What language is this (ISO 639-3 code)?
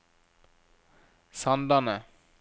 nor